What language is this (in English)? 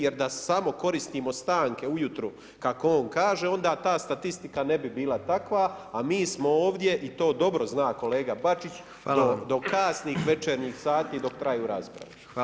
Croatian